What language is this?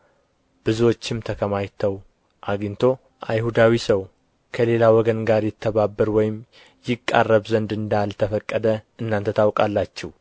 Amharic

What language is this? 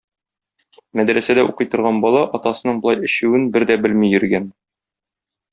Tatar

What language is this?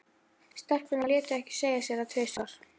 Icelandic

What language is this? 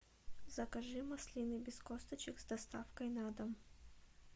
Russian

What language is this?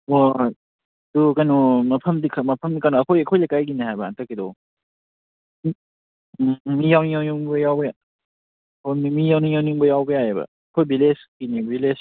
Manipuri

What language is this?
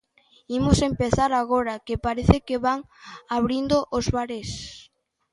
Galician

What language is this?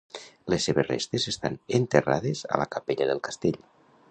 Catalan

